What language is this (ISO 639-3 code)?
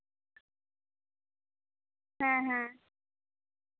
sat